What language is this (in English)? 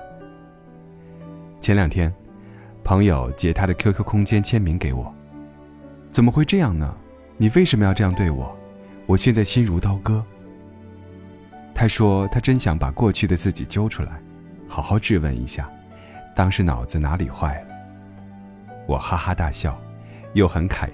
Chinese